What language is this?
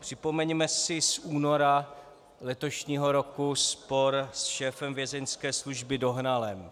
Czech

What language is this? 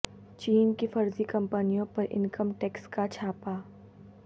Urdu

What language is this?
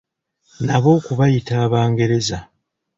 Ganda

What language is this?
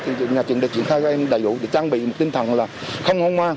Vietnamese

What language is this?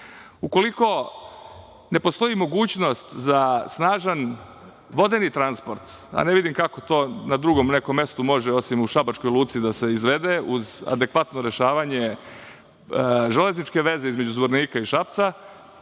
Serbian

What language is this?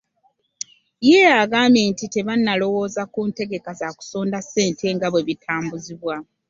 Ganda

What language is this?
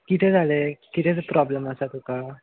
Konkani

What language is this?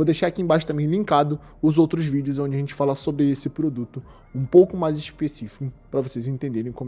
Portuguese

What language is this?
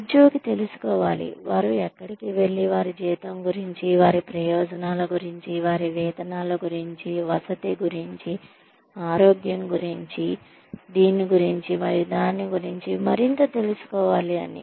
Telugu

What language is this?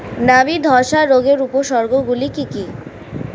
Bangla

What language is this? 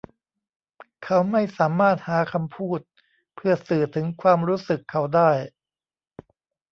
Thai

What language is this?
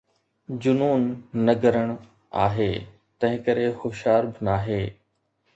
Sindhi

